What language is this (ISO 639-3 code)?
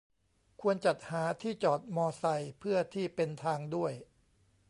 tha